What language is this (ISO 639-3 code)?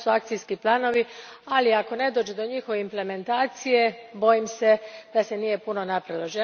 hrv